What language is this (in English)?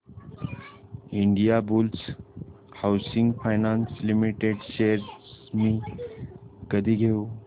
Marathi